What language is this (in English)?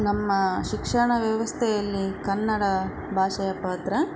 Kannada